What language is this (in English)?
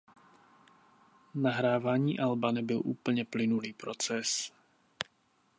Czech